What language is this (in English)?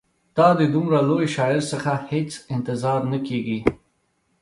Pashto